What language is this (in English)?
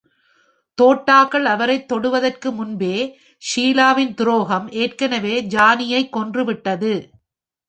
Tamil